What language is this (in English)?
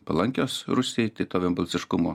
Lithuanian